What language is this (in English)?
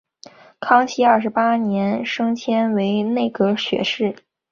Chinese